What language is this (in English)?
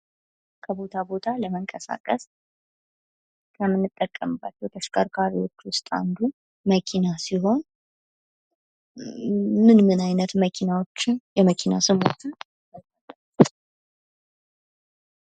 Amharic